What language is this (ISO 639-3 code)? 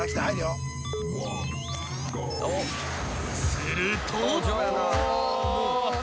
jpn